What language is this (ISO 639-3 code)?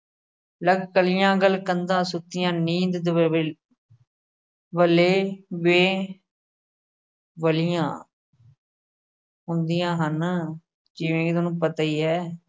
pan